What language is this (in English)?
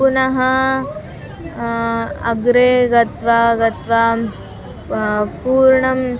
Sanskrit